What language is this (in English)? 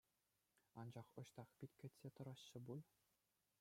Chuvash